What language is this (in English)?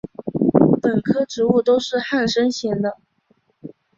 Chinese